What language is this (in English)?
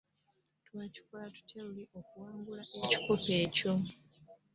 Ganda